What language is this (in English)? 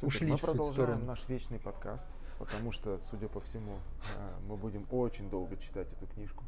Russian